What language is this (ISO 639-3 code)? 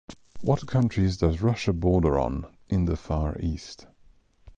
eng